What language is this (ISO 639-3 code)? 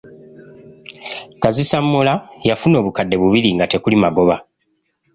lug